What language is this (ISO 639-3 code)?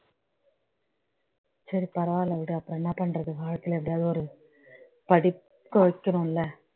tam